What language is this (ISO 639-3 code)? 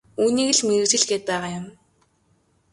mon